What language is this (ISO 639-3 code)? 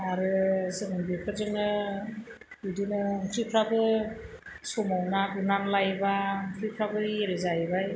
brx